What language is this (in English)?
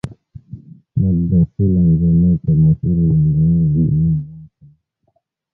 Swahili